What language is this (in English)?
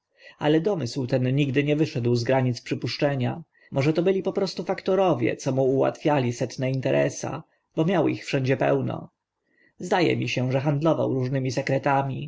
Polish